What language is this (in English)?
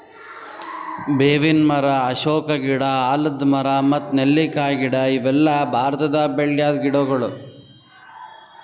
Kannada